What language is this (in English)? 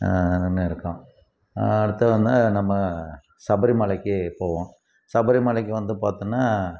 Tamil